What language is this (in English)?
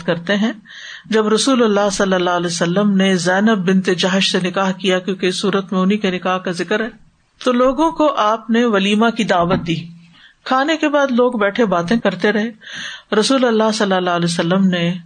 Urdu